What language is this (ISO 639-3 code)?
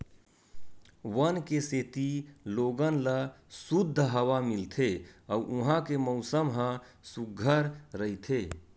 hne